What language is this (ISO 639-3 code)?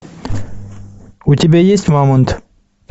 rus